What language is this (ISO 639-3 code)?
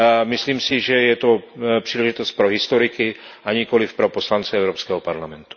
ces